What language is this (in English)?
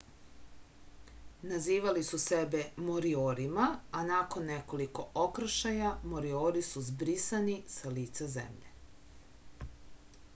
Serbian